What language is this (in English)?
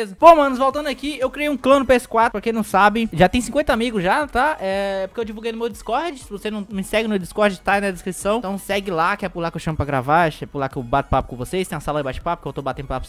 Portuguese